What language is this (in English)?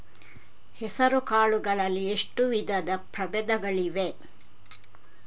Kannada